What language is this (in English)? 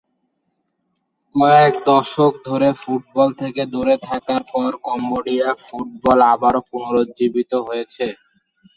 Bangla